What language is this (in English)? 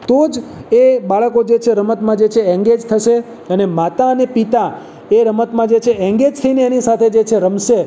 Gujarati